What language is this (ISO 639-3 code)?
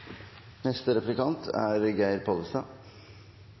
nor